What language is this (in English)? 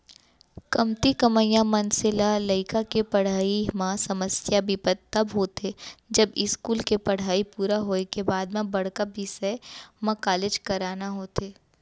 Chhattisgarhi